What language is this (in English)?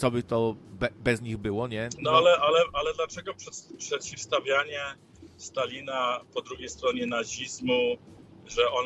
Polish